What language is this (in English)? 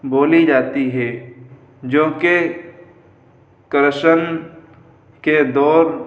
Urdu